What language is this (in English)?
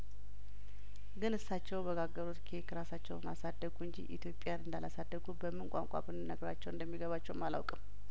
Amharic